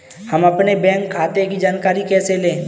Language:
Hindi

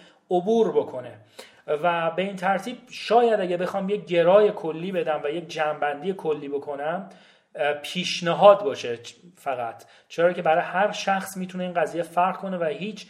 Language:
Persian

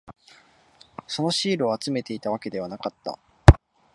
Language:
Japanese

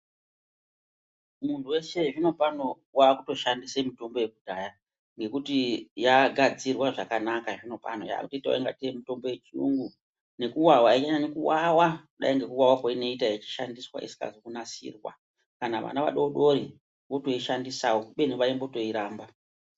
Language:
Ndau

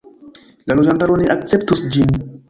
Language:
Esperanto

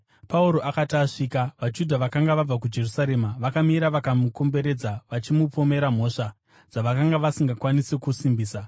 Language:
Shona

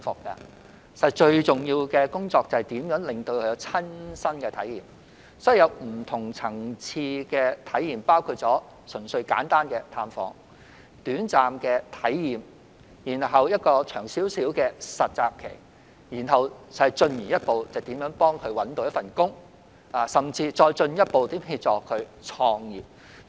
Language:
Cantonese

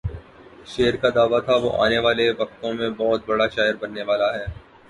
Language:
Urdu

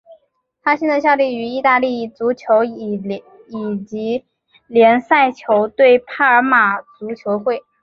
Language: Chinese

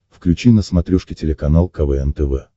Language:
Russian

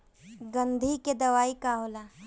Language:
Bhojpuri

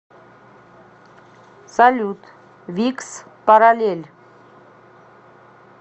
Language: Russian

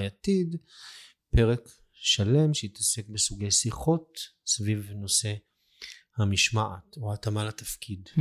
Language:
Hebrew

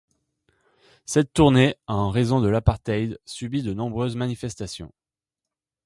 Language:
French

